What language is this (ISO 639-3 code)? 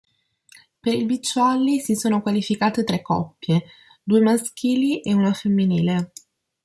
ita